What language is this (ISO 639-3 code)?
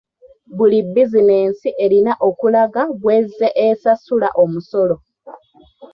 lug